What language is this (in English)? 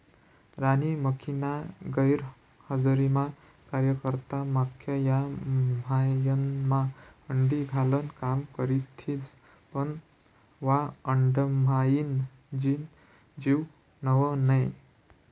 Marathi